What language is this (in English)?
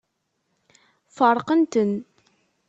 Kabyle